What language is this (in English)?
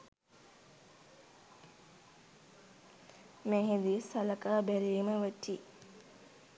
Sinhala